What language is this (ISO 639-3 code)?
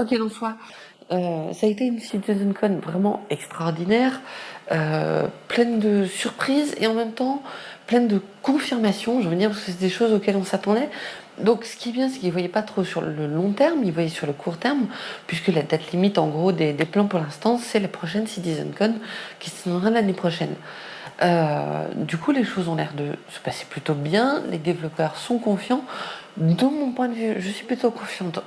fra